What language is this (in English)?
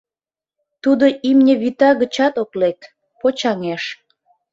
Mari